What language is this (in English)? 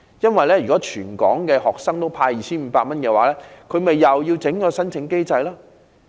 Cantonese